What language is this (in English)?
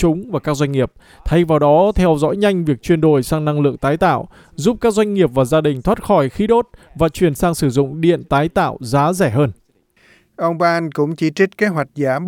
Vietnamese